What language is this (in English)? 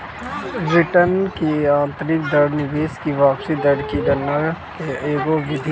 Bhojpuri